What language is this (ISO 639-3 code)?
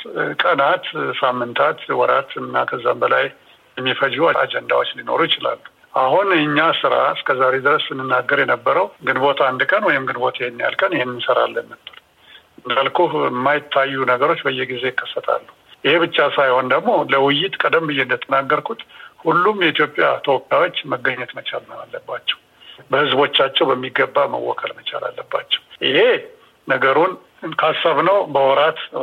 amh